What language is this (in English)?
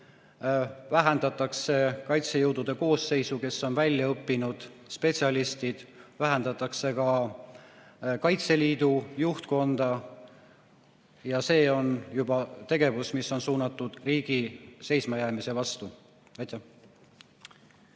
Estonian